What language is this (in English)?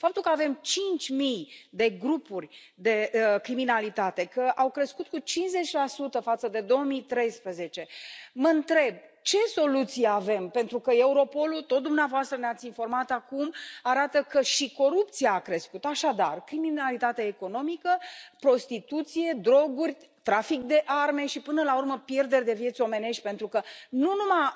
Romanian